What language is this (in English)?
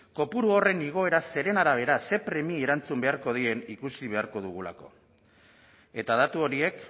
Basque